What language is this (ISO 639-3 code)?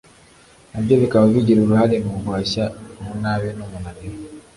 kin